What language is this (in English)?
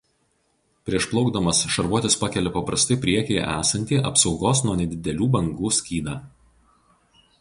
Lithuanian